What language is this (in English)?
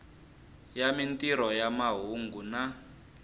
Tsonga